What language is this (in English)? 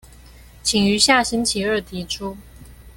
Chinese